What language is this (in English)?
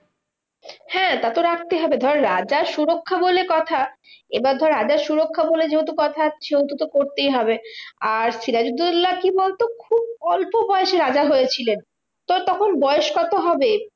Bangla